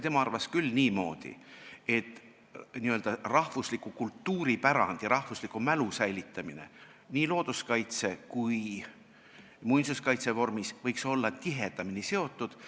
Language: Estonian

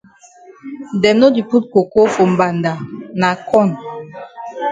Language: Cameroon Pidgin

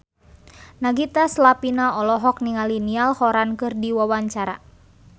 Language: Sundanese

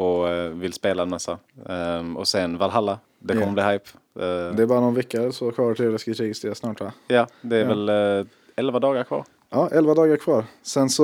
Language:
Swedish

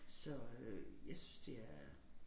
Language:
Danish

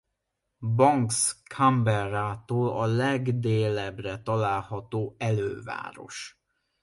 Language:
Hungarian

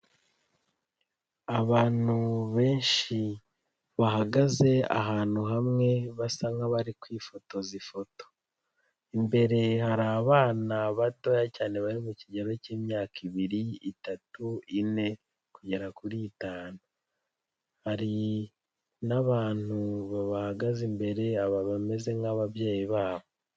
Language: Kinyarwanda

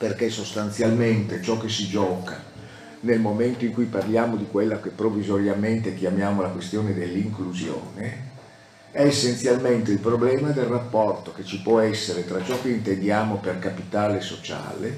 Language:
Italian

